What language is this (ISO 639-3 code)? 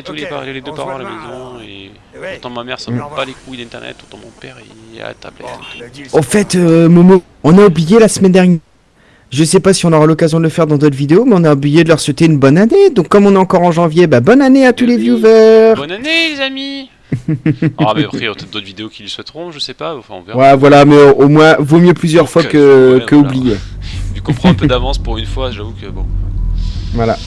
fra